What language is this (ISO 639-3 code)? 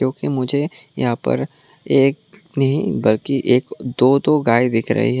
hin